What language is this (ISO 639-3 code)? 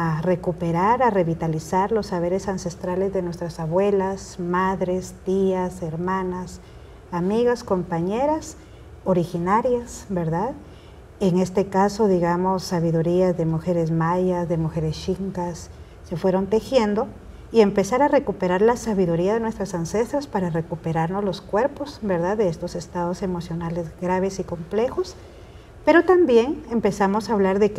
spa